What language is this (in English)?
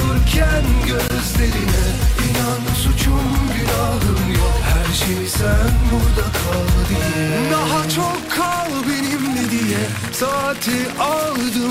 Turkish